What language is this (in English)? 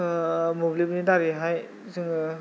Bodo